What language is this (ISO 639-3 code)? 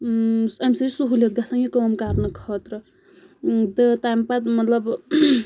kas